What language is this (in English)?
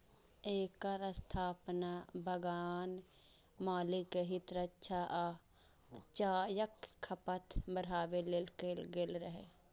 Maithili